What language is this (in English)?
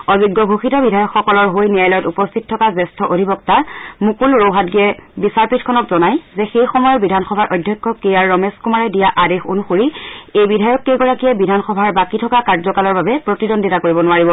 Assamese